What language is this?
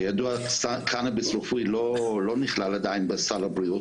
Hebrew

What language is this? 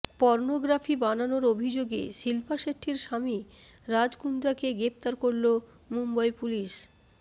Bangla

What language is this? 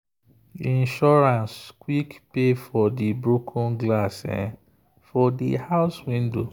Nigerian Pidgin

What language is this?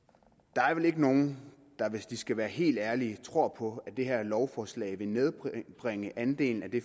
Danish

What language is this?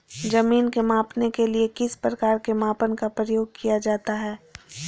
Magahi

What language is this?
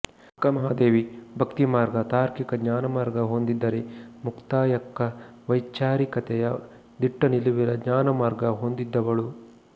Kannada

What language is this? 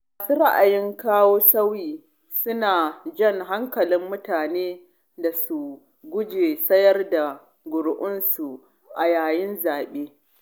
Hausa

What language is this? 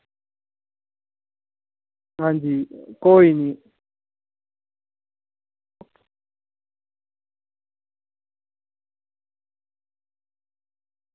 Dogri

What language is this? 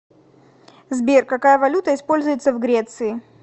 Russian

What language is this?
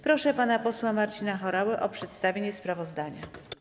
Polish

